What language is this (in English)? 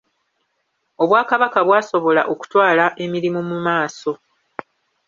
Ganda